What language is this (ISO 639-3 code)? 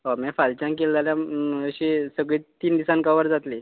kok